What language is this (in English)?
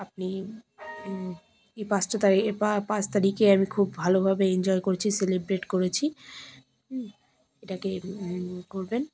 Bangla